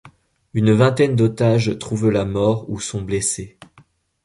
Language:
French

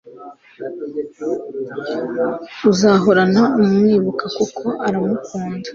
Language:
Kinyarwanda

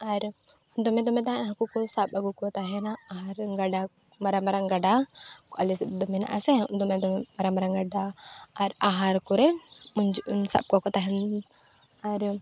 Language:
Santali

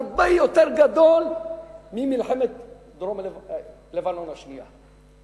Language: Hebrew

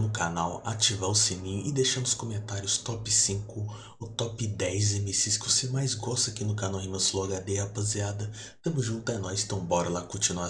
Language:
Portuguese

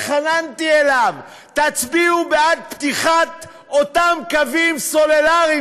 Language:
Hebrew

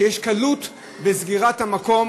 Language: Hebrew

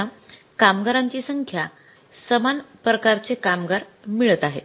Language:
Marathi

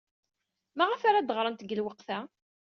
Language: Kabyle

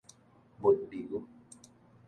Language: Min Nan Chinese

